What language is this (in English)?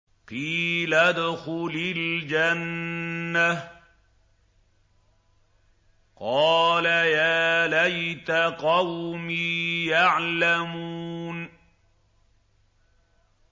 Arabic